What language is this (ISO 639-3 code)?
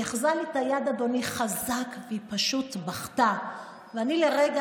heb